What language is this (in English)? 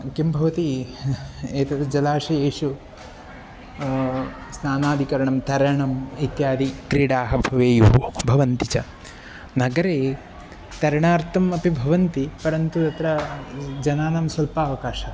Sanskrit